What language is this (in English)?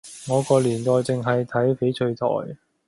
Cantonese